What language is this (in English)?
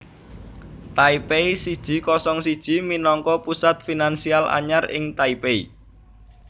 Javanese